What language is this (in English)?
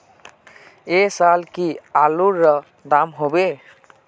Magahi